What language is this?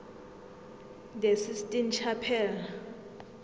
South Ndebele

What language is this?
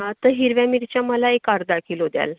Marathi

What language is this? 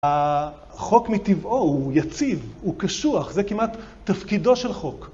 Hebrew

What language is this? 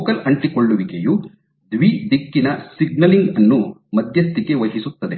Kannada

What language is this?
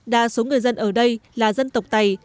Vietnamese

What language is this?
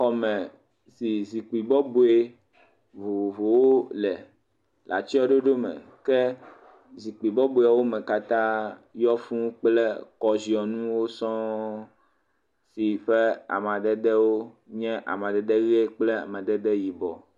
Ewe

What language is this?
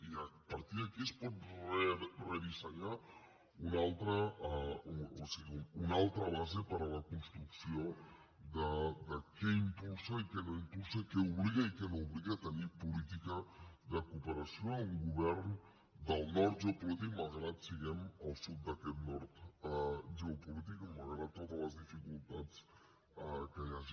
Catalan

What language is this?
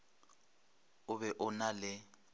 Northern Sotho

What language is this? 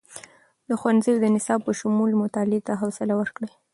Pashto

